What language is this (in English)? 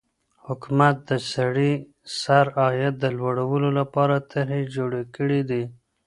Pashto